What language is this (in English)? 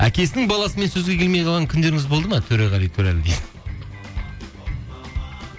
Kazakh